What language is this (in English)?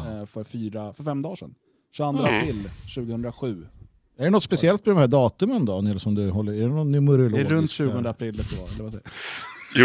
Swedish